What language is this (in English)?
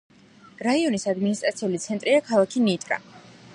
Georgian